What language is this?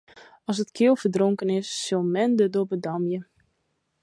Western Frisian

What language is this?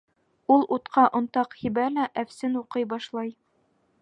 Bashkir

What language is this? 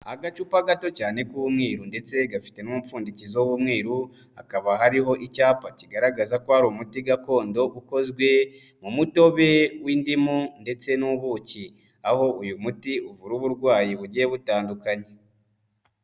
Kinyarwanda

